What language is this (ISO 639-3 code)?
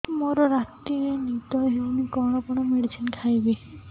ori